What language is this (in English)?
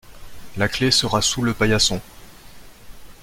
French